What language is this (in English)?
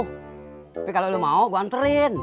Indonesian